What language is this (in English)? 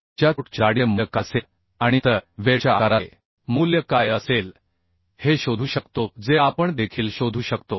Marathi